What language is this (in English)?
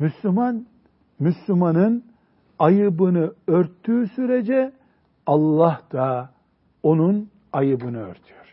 Turkish